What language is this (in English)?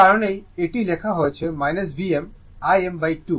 Bangla